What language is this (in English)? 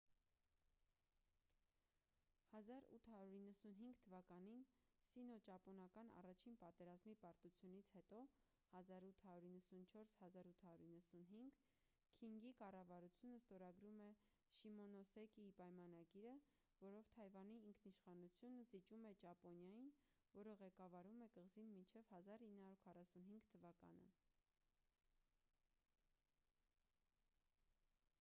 Armenian